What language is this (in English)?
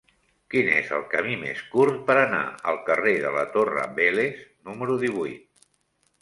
Catalan